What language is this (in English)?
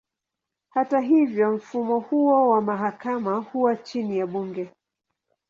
Swahili